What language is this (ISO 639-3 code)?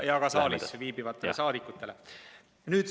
est